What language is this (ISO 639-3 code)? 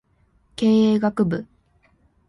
jpn